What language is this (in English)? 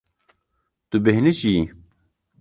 Kurdish